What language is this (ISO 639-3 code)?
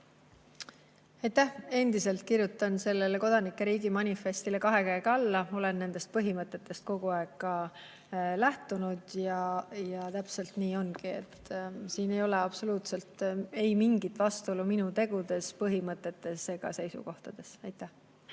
est